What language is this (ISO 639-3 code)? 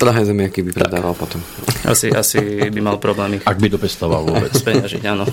slk